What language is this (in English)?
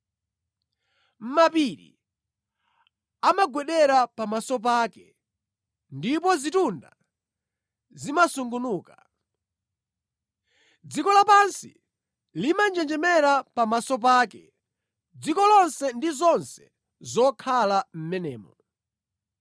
Nyanja